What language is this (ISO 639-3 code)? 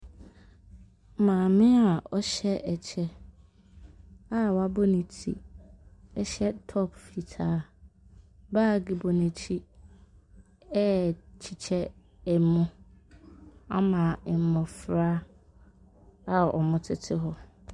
aka